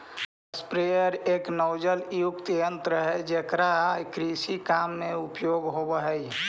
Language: Magahi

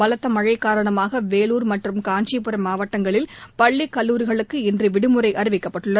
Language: Tamil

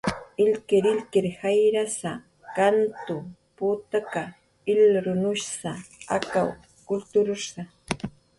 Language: Jaqaru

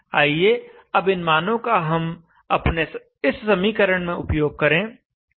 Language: Hindi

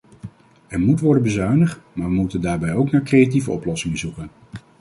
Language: Dutch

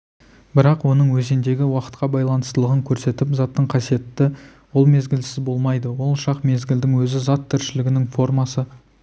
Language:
Kazakh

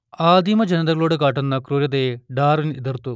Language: Malayalam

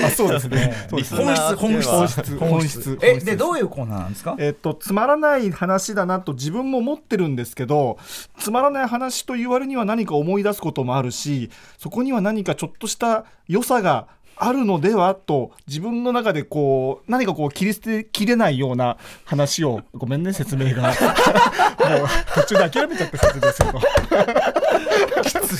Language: Japanese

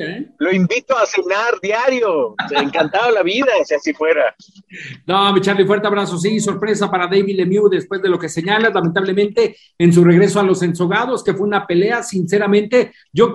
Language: Spanish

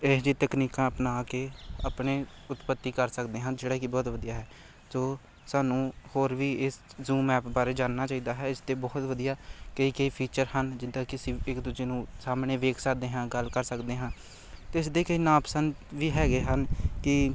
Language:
Punjabi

